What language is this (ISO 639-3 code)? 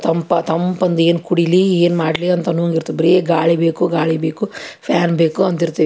kan